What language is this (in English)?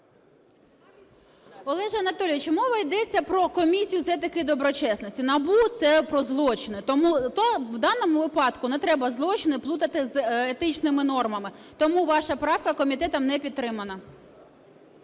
Ukrainian